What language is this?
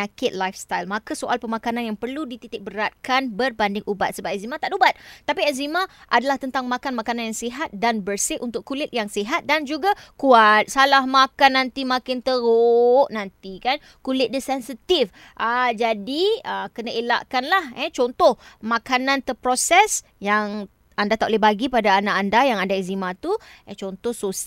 Malay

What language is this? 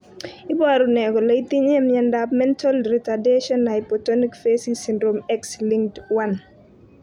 Kalenjin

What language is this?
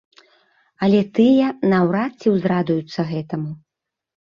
Belarusian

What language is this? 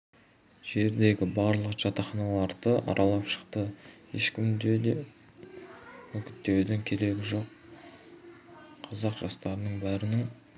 Kazakh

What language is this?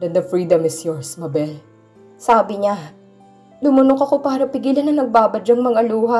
Filipino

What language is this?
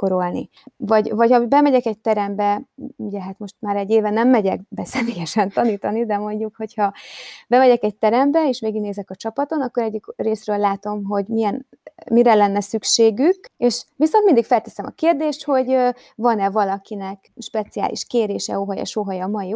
Hungarian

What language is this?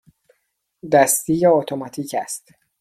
Persian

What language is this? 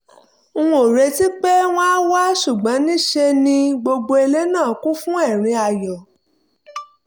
Yoruba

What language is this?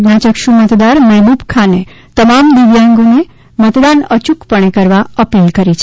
Gujarati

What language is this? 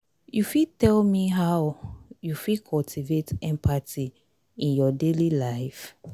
Nigerian Pidgin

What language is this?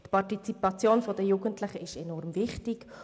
Swiss German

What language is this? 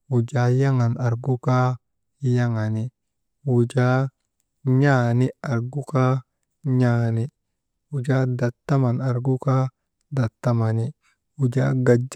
Maba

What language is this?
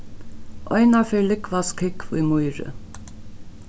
Faroese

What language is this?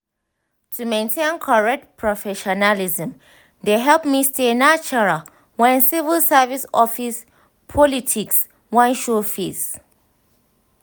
Nigerian Pidgin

